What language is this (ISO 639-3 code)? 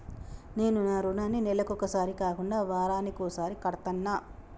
tel